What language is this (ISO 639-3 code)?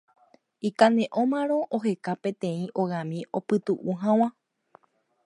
grn